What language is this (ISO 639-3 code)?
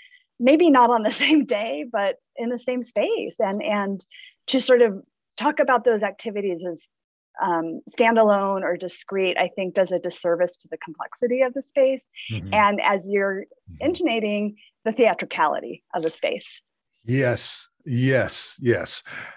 eng